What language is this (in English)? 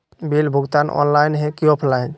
Magahi